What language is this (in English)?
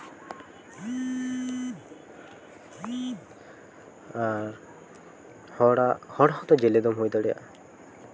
Santali